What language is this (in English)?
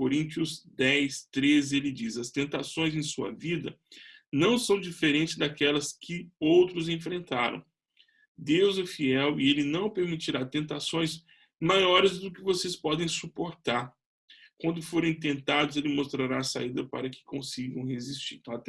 Portuguese